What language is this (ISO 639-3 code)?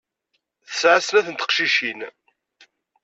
kab